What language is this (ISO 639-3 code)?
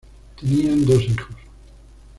spa